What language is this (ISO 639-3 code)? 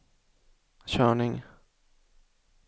swe